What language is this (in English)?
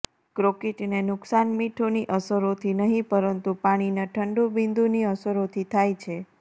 Gujarati